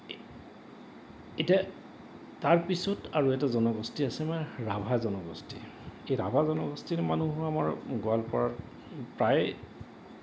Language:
Assamese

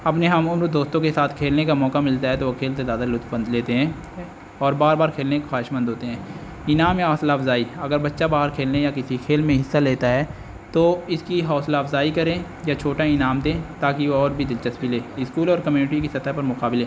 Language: Urdu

